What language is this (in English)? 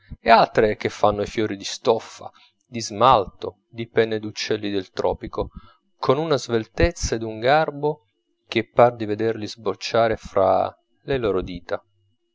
Italian